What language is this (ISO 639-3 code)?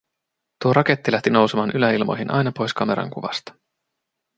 fin